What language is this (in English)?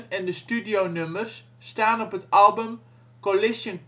Dutch